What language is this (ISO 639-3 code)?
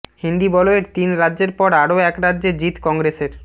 ben